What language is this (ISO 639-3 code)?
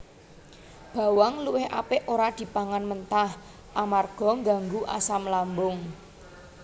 jav